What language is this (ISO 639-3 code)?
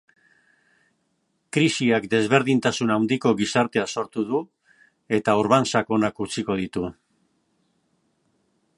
eus